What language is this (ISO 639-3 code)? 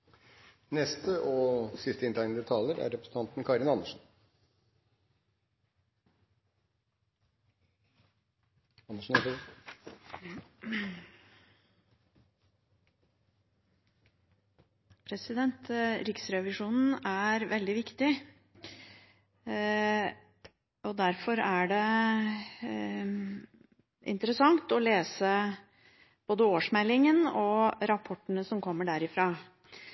nob